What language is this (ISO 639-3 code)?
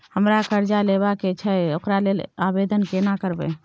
mai